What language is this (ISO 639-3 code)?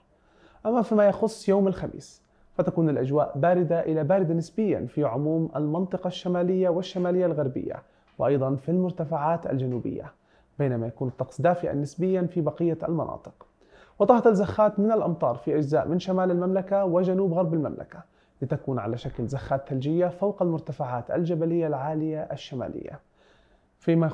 ara